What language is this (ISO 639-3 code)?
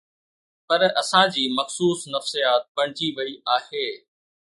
snd